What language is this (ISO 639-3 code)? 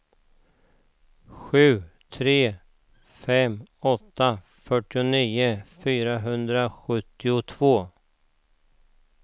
swe